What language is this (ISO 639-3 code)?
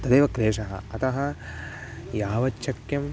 san